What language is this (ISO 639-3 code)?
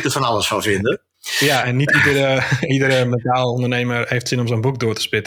nld